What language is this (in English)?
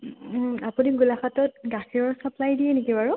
Assamese